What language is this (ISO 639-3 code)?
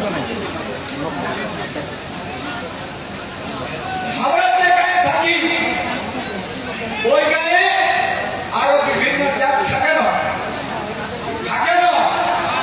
kor